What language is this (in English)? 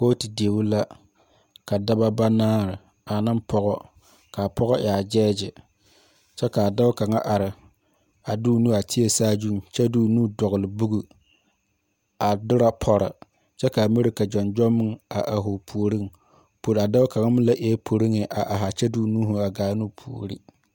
Southern Dagaare